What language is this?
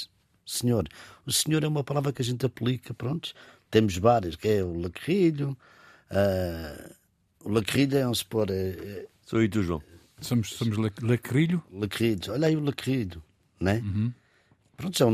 Portuguese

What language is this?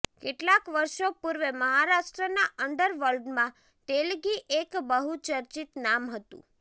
Gujarati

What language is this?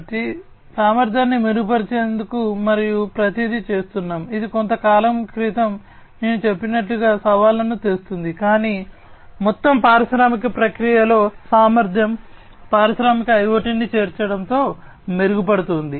Telugu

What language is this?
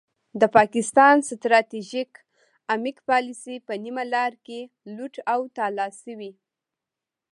Pashto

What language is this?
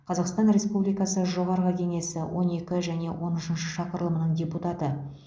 Kazakh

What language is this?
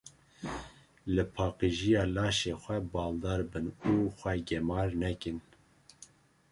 Kurdish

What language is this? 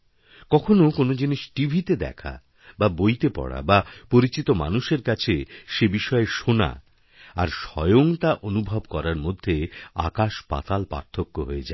Bangla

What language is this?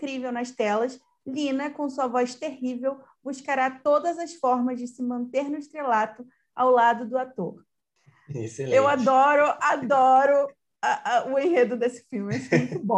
Portuguese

